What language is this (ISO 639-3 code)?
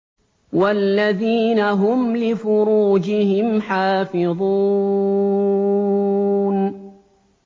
ara